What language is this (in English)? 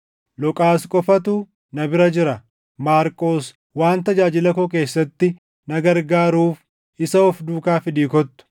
Oromo